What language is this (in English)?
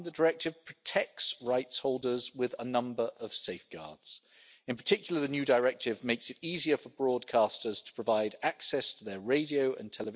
English